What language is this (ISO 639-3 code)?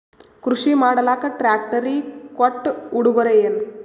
kan